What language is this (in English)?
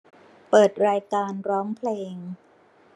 Thai